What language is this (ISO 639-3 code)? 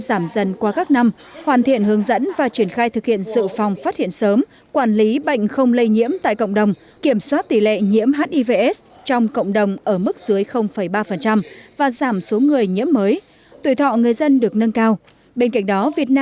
vie